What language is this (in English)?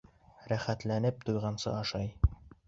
Bashkir